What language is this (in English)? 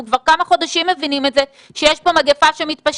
Hebrew